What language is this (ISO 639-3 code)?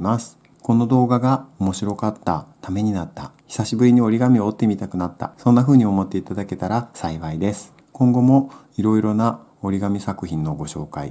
jpn